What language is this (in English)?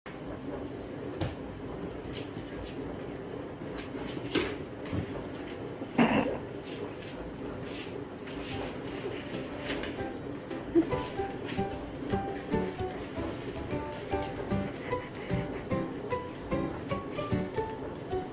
English